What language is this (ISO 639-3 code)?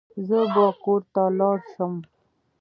pus